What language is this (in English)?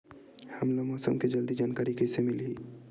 Chhattisgarhi